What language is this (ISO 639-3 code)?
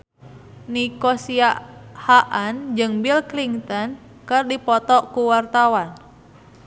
sun